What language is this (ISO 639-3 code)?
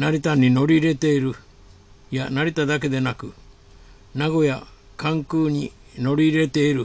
jpn